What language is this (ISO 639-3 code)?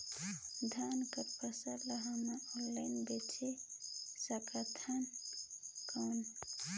hne